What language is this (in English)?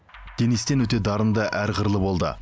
Kazakh